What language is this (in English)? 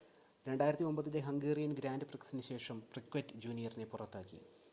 Malayalam